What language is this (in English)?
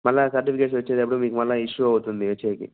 Telugu